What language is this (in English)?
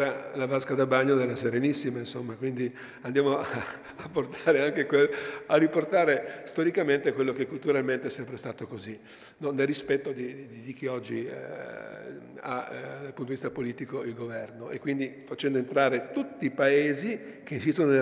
Italian